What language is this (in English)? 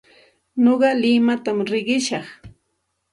Santa Ana de Tusi Pasco Quechua